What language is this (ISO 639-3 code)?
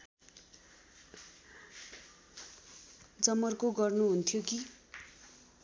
nep